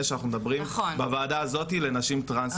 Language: Hebrew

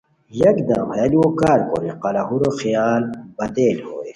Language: Khowar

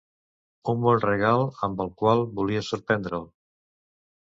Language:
Catalan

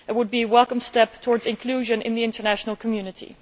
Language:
English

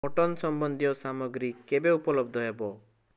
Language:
Odia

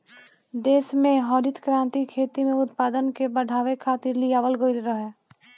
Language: Bhojpuri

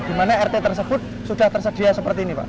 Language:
Indonesian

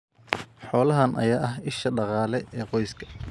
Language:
Somali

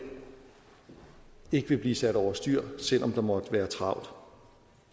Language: Danish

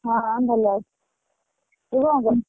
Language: Odia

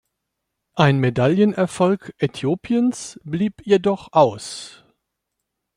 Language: German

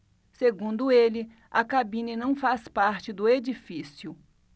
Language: Portuguese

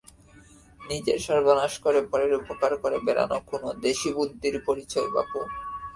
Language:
Bangla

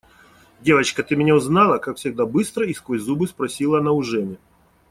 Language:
Russian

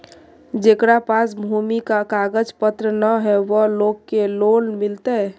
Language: Magahi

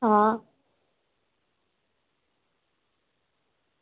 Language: Dogri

